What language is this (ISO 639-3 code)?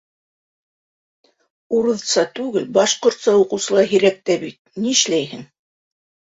bak